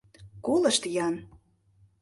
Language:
Mari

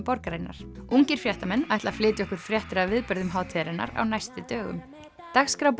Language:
Icelandic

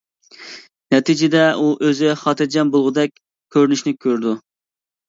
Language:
Uyghur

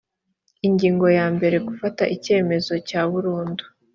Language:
Kinyarwanda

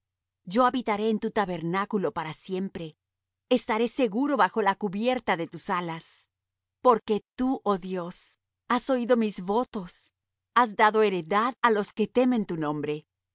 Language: Spanish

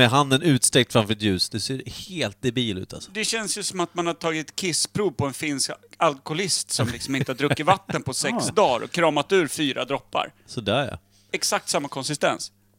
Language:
Swedish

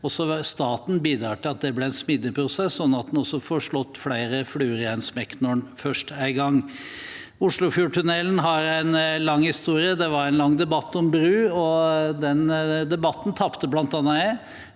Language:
Norwegian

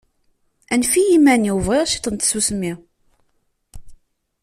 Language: Kabyle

